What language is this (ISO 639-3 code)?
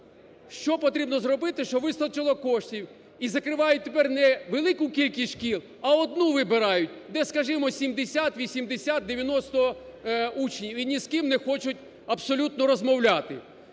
ukr